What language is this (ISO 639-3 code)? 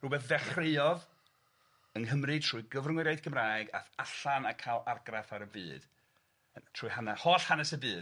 cym